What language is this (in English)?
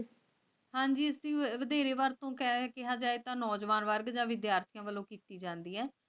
Punjabi